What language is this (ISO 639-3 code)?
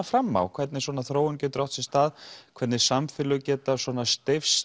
isl